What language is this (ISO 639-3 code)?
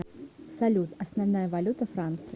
rus